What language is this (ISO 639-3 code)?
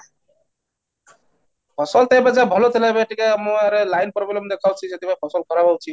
ori